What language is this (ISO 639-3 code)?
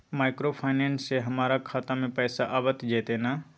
mai